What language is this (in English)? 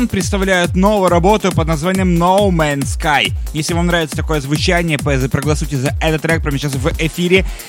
Russian